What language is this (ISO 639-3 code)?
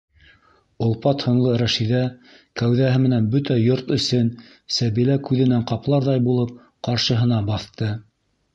bak